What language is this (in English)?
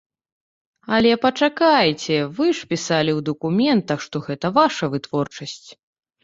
Belarusian